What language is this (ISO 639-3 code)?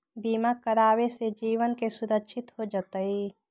mag